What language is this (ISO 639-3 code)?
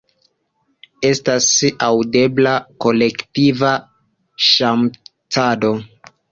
epo